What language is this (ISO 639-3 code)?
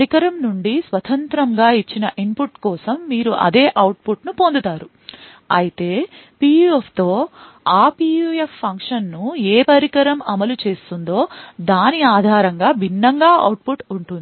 tel